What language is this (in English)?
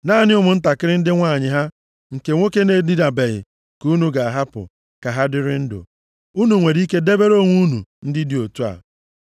Igbo